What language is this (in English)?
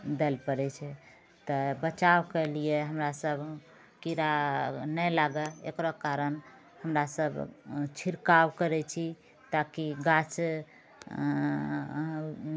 Maithili